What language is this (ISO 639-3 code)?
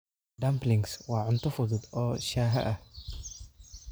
som